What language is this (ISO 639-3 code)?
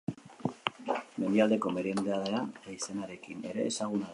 eus